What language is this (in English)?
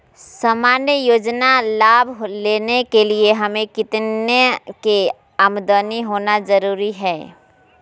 Magahi